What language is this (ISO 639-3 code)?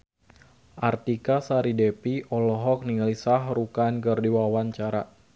sun